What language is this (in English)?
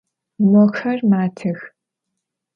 Adyghe